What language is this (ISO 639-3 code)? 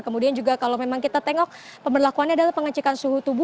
ind